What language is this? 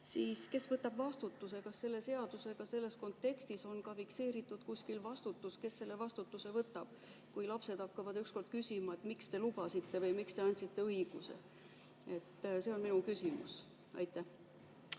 Estonian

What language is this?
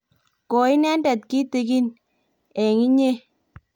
Kalenjin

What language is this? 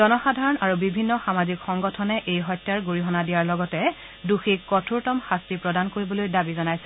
Assamese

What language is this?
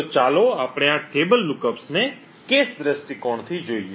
Gujarati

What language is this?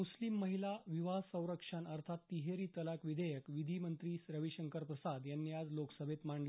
Marathi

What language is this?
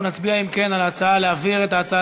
Hebrew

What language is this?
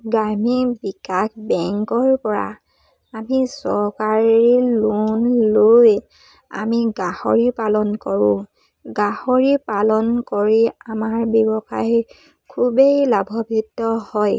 Assamese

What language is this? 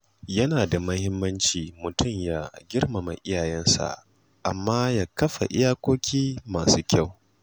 Hausa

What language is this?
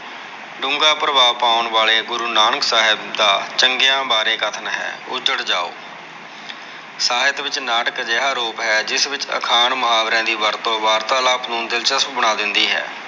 Punjabi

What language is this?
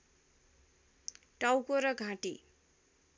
Nepali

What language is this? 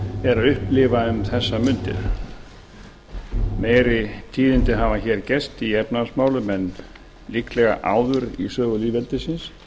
Icelandic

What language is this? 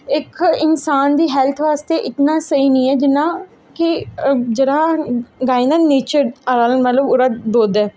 Dogri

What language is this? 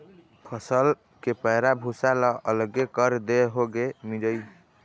Chhattisgarhi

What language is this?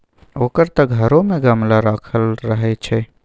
Maithili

